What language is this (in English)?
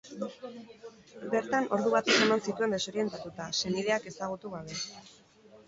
Basque